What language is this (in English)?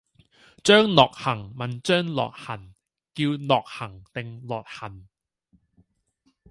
Cantonese